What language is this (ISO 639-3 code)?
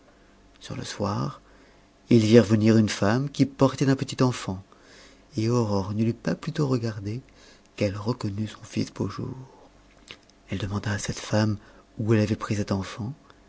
fra